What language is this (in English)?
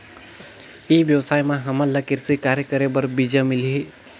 Chhattisgarhi